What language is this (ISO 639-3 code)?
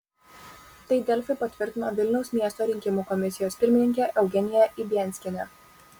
lit